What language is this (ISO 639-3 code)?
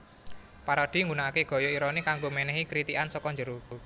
jav